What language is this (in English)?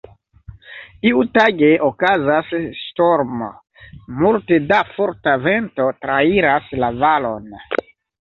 Esperanto